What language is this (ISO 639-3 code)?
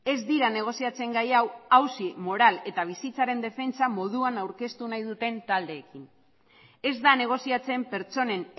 eus